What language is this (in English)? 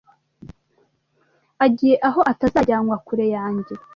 Kinyarwanda